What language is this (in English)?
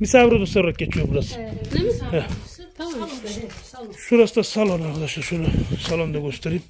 Turkish